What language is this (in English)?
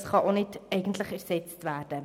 Swiss German